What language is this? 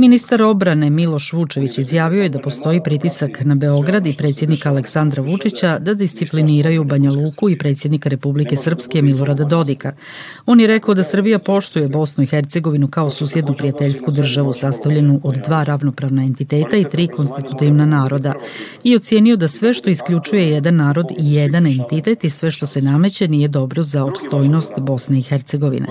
Croatian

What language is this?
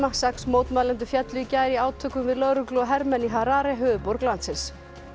Icelandic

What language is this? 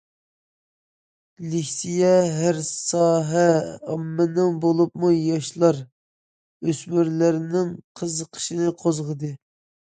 Uyghur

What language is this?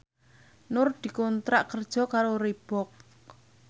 Javanese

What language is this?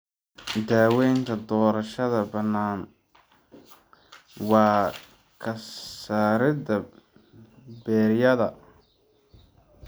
Somali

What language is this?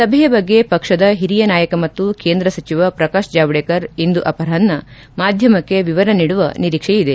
Kannada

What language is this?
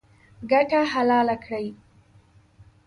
Pashto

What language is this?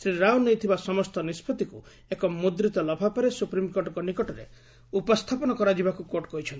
Odia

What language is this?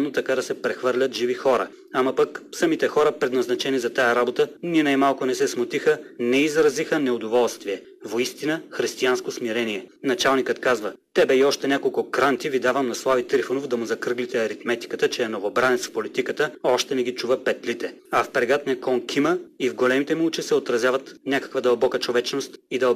Bulgarian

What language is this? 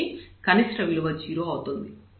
Telugu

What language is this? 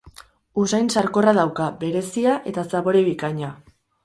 Basque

